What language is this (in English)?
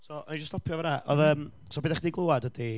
Welsh